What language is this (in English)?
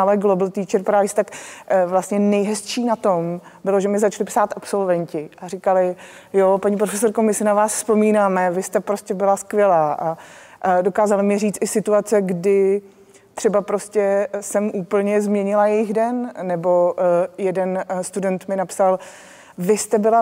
Czech